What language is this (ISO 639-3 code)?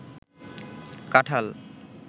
ben